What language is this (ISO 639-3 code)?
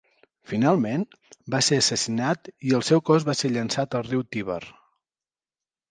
cat